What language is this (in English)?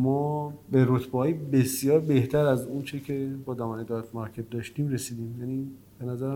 Persian